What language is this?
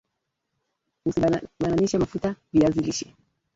Swahili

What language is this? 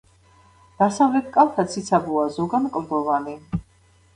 Georgian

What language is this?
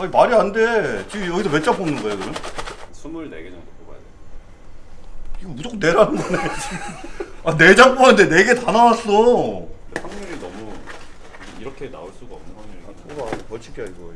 Korean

